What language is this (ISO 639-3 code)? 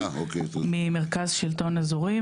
heb